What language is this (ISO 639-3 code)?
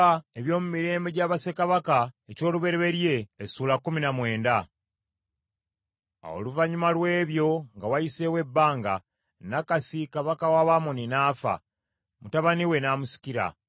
lug